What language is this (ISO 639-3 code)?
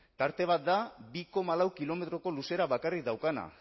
eus